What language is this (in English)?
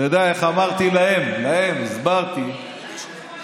Hebrew